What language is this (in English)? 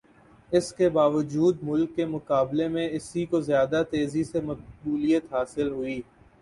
Urdu